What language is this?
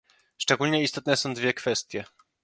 Polish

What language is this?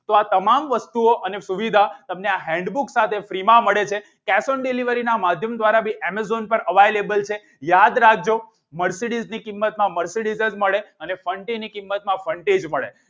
Gujarati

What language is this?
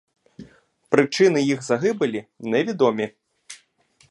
Ukrainian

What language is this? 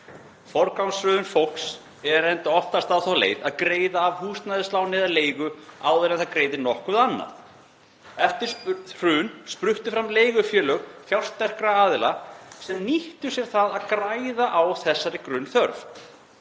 Icelandic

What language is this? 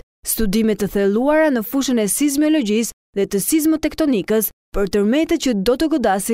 Dutch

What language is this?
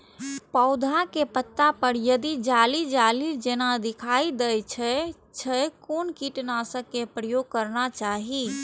Maithili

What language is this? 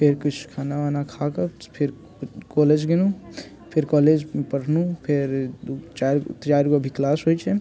Maithili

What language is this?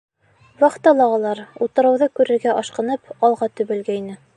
Bashkir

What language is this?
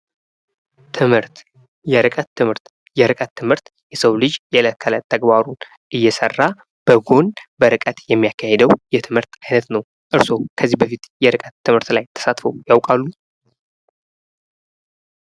Amharic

